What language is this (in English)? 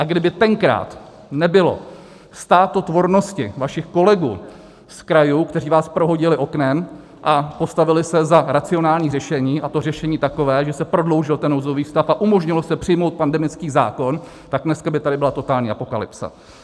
Czech